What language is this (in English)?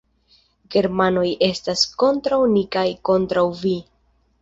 Esperanto